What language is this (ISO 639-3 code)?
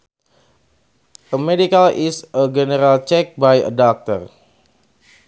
sun